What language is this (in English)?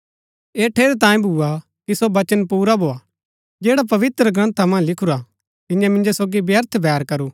Gaddi